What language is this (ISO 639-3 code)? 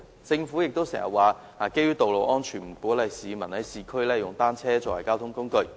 yue